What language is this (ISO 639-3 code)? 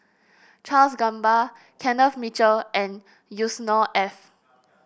eng